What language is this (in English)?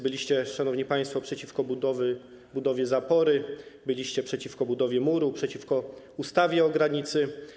Polish